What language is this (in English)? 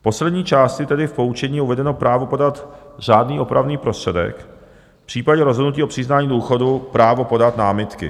Czech